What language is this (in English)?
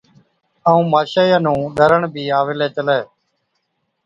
Od